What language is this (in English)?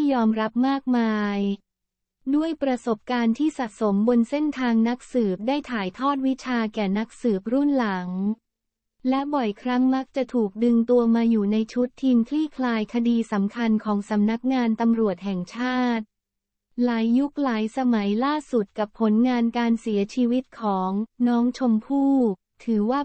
Thai